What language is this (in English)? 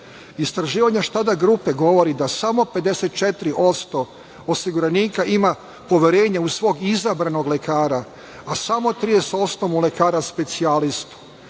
Serbian